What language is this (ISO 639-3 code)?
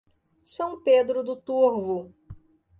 por